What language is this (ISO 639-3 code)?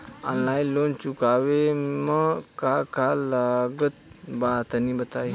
bho